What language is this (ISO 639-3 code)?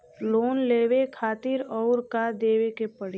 bho